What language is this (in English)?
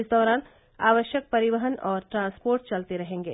Hindi